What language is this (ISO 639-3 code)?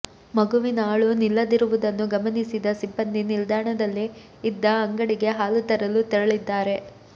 kan